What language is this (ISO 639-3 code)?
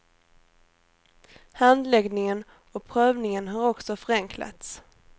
swe